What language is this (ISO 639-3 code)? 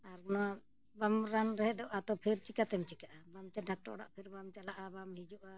sat